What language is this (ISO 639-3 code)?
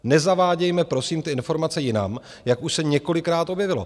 ces